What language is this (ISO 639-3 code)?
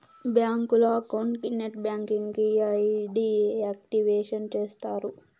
tel